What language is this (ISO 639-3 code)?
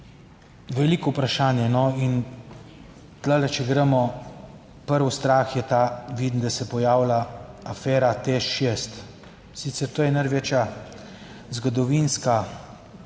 slv